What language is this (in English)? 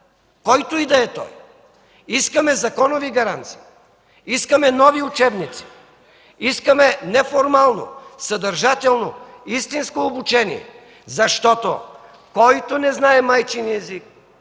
Bulgarian